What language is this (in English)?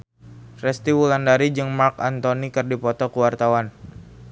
Sundanese